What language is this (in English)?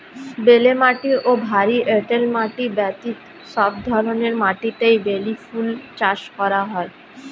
Bangla